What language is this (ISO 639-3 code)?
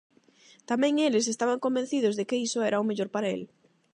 glg